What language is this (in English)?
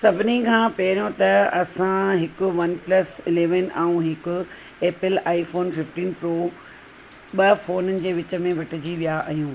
Sindhi